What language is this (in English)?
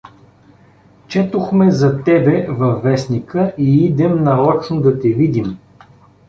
Bulgarian